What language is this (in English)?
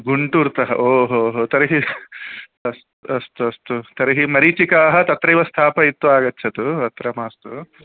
Sanskrit